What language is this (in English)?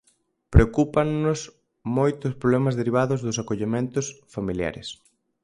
Galician